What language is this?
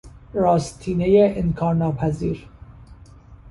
Persian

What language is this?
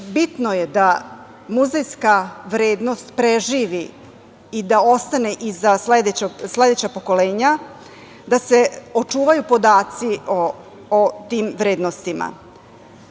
Serbian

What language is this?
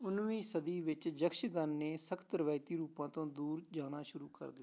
Punjabi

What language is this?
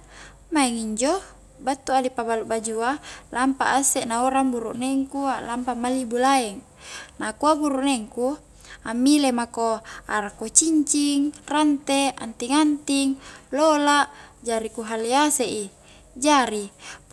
Highland Konjo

